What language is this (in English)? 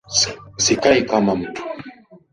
Swahili